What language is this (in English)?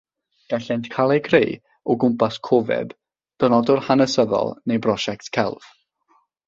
Welsh